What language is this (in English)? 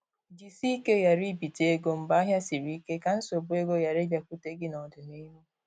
Igbo